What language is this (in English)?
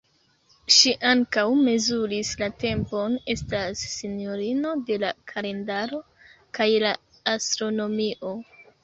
Esperanto